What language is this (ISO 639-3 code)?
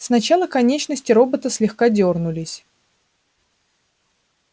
rus